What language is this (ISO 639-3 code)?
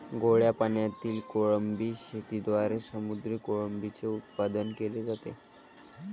mar